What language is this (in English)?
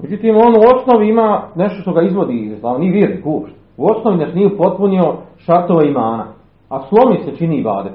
Croatian